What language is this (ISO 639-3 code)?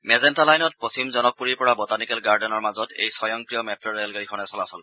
asm